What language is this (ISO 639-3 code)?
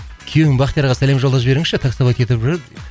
kaz